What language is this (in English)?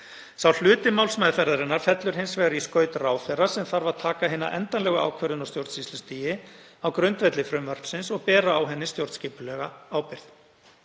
Icelandic